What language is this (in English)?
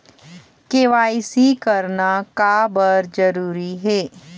Chhattisgarhi